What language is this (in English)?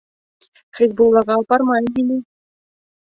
Bashkir